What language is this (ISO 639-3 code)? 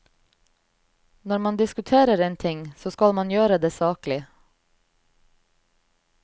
nor